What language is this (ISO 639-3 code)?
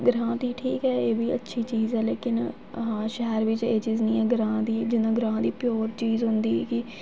doi